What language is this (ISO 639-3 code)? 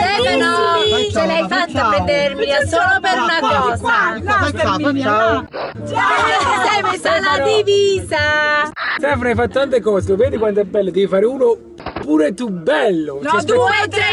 ita